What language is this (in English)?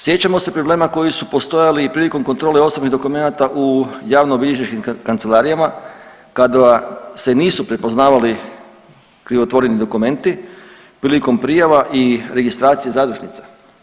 Croatian